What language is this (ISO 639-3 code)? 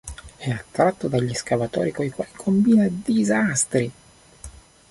ita